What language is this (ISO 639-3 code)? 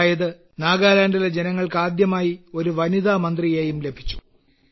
mal